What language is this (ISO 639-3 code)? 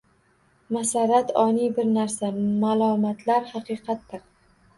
uzb